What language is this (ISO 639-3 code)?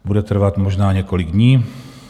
ces